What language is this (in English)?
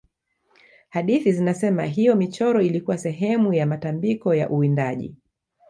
Swahili